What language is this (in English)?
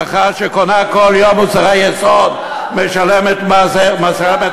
Hebrew